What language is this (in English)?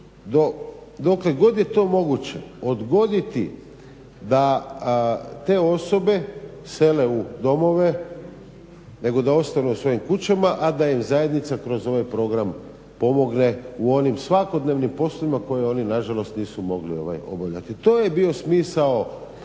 Croatian